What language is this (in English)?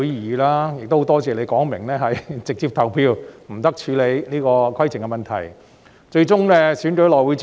Cantonese